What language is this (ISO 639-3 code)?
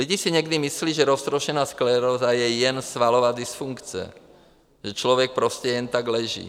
ces